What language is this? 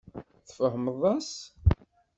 Kabyle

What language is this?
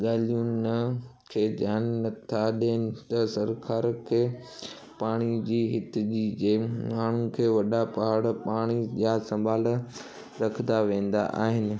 Sindhi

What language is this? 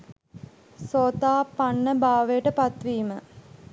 Sinhala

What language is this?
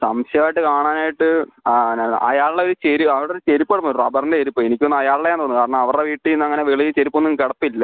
Malayalam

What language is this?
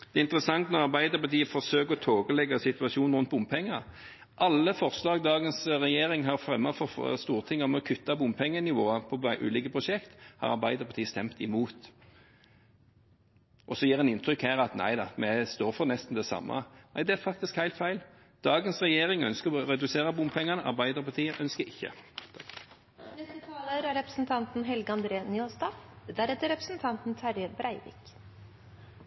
Norwegian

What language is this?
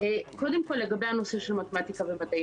Hebrew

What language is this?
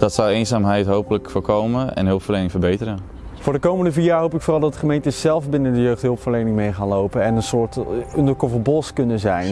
Dutch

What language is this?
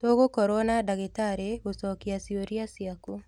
Kikuyu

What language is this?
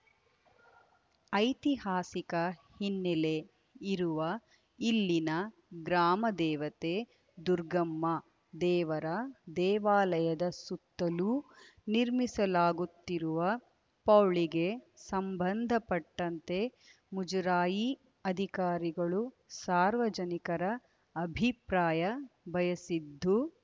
Kannada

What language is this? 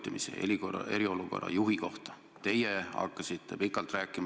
Estonian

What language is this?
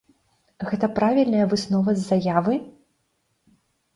Belarusian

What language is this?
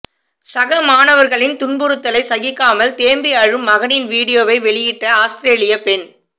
Tamil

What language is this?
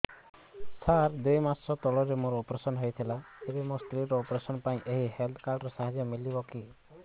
Odia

